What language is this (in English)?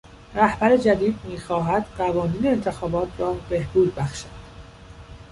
Persian